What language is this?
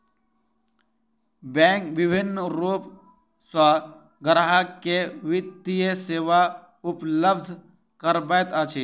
Maithili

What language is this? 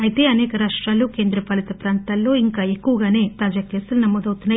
Telugu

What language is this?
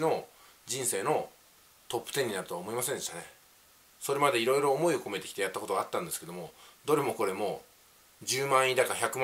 Japanese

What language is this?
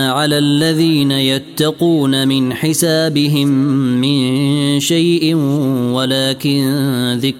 Arabic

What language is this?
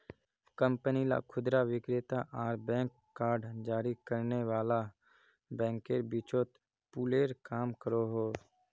Magahi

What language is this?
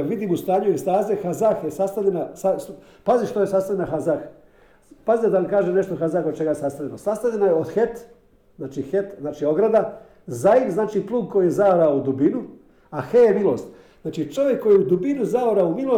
Croatian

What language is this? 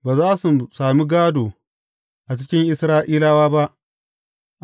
Hausa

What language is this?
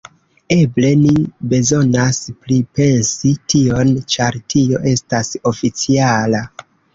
Esperanto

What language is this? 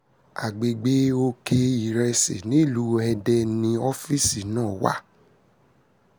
Yoruba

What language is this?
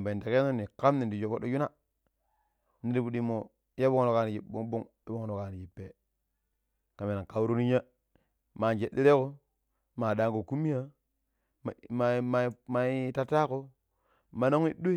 Pero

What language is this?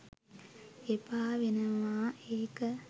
Sinhala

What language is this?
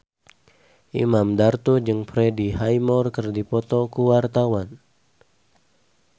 Sundanese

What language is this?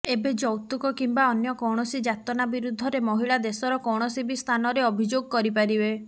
Odia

